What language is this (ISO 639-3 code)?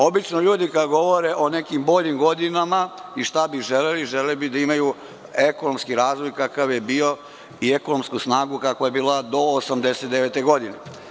srp